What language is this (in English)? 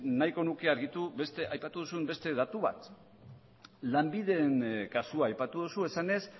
Basque